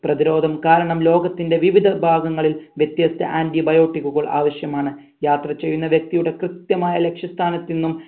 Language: Malayalam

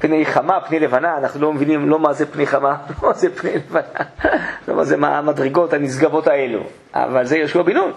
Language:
Hebrew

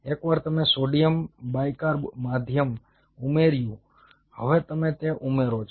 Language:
Gujarati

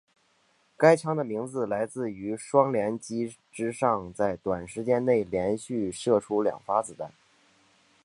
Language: Chinese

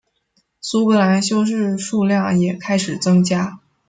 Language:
Chinese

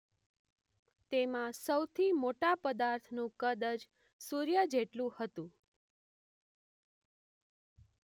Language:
Gujarati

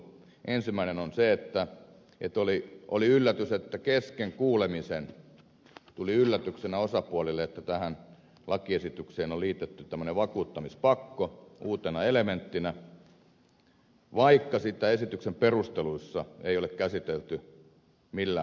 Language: Finnish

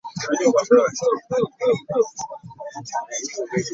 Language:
Ganda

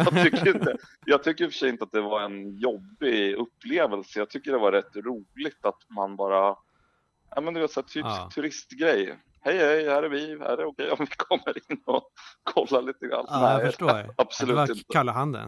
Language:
Swedish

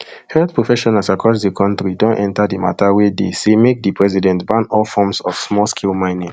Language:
Nigerian Pidgin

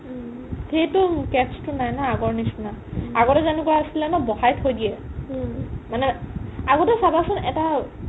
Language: Assamese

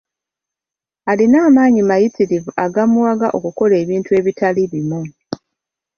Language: Ganda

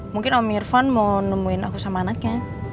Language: Indonesian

